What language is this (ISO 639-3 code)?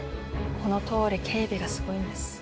jpn